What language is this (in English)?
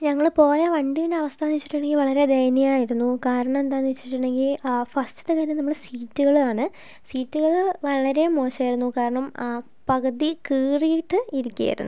Malayalam